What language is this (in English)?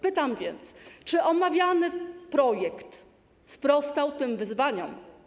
Polish